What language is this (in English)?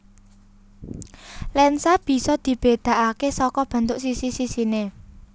Javanese